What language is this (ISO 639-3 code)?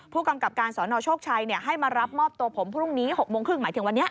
tha